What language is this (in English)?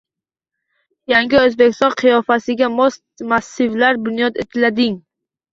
Uzbek